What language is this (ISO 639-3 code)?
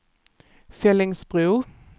swe